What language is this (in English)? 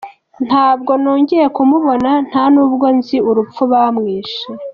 Kinyarwanda